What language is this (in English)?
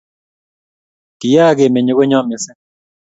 Kalenjin